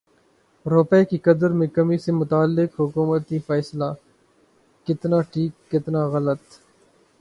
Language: Urdu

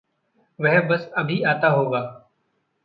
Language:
Hindi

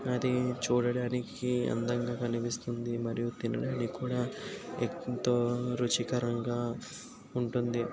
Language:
Telugu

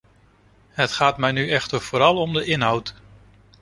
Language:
Dutch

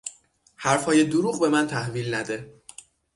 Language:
Persian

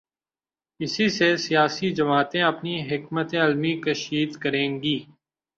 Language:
Urdu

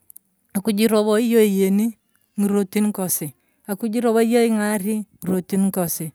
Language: Turkana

